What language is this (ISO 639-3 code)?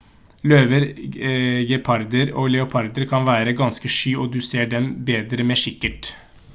nob